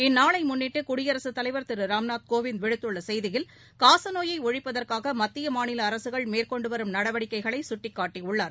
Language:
Tamil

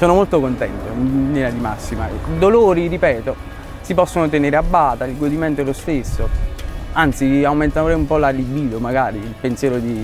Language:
Italian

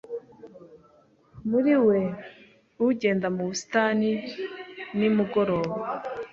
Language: Kinyarwanda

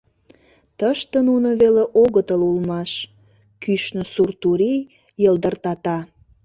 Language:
Mari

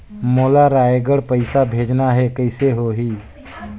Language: Chhattisgarhi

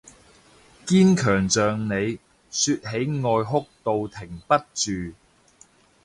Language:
Cantonese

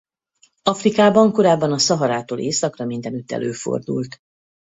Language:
Hungarian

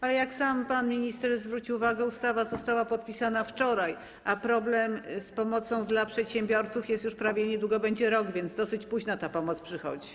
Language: Polish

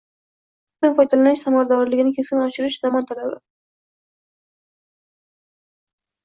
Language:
Uzbek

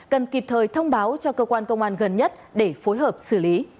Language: Vietnamese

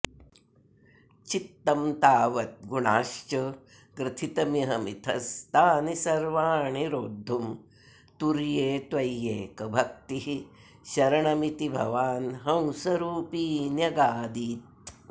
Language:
Sanskrit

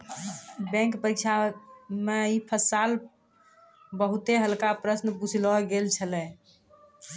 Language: Maithili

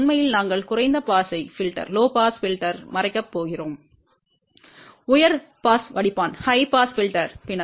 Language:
Tamil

